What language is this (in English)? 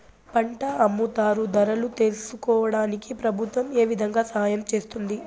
Telugu